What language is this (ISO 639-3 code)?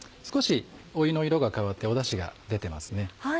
jpn